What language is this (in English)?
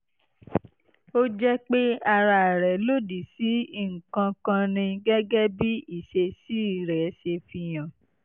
Yoruba